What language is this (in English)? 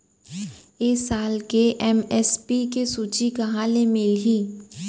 Chhattisgarhi